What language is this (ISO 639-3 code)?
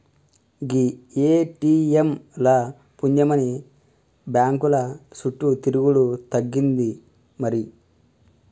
tel